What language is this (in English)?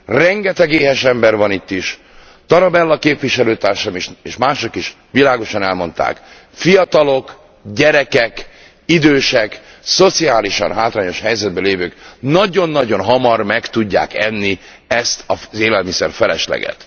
Hungarian